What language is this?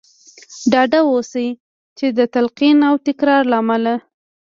Pashto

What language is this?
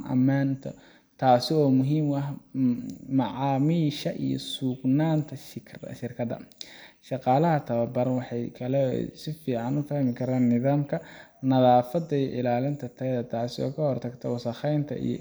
Somali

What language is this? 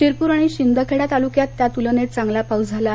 Marathi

